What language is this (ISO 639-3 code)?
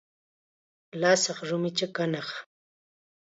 qxa